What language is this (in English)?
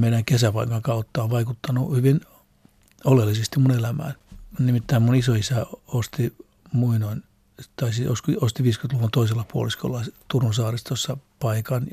Finnish